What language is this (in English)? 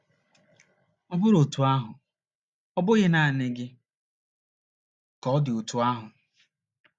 Igbo